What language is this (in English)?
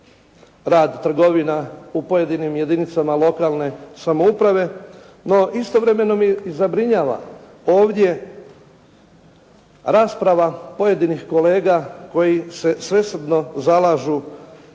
Croatian